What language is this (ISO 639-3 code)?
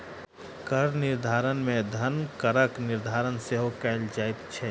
mai